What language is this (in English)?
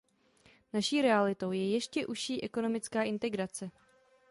Czech